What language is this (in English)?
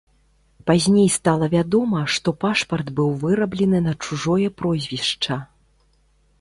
Belarusian